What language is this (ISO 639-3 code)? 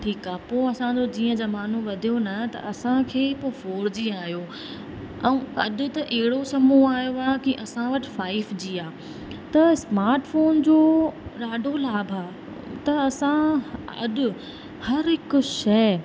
snd